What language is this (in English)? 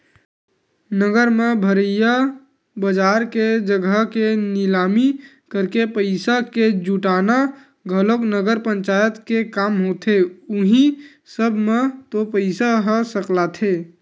Chhattisgarhi